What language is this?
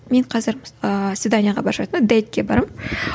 Kazakh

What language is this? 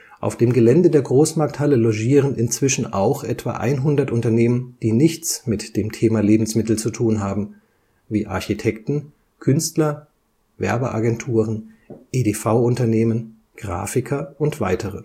German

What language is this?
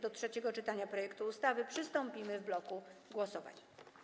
Polish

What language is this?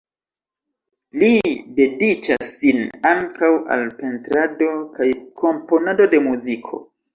Esperanto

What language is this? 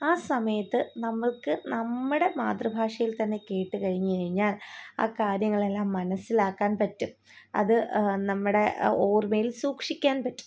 Malayalam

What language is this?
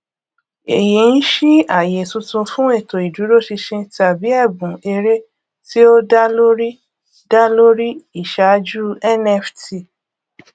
Yoruba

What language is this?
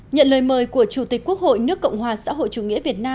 Vietnamese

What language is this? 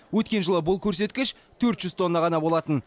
Kazakh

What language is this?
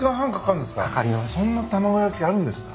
Japanese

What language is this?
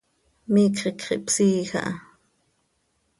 Seri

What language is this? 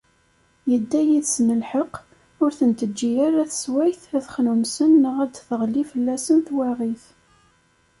Kabyle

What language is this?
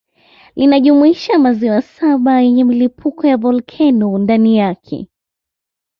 Swahili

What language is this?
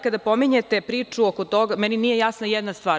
Serbian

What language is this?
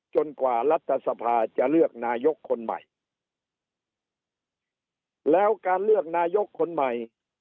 Thai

